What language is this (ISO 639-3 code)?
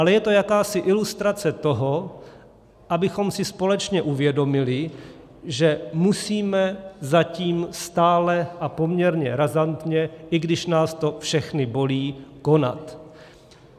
ces